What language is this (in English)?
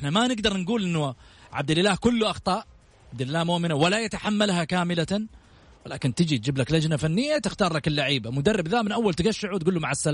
Arabic